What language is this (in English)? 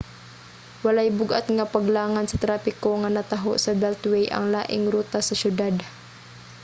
Cebuano